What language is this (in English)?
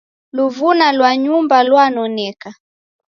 Taita